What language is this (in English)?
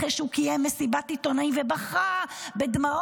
Hebrew